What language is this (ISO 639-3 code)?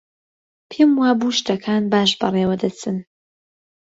ckb